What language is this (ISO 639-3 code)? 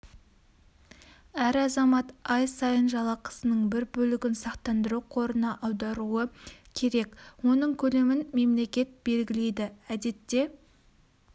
kaz